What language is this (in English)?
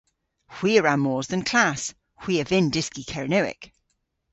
Cornish